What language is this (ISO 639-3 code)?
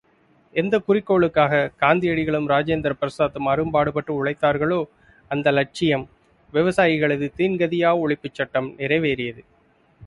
tam